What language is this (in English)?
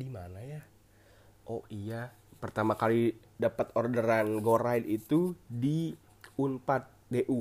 Indonesian